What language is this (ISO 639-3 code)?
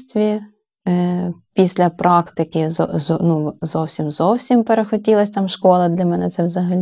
ukr